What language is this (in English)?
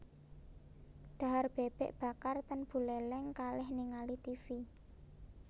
Javanese